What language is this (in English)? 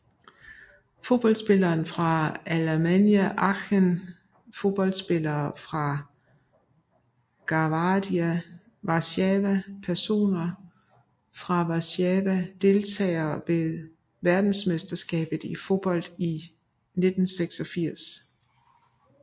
Danish